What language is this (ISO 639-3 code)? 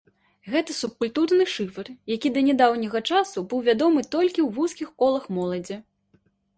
bel